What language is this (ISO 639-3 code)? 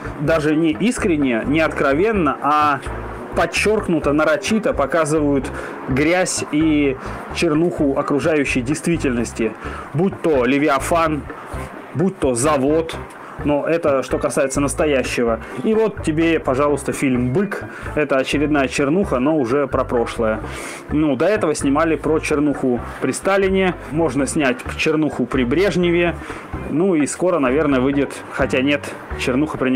rus